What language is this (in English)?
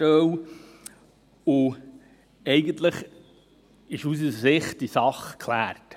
Swiss German